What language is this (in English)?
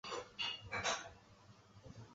Chinese